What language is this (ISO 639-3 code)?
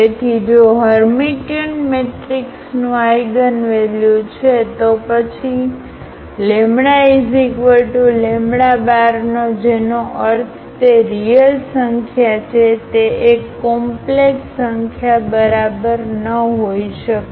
guj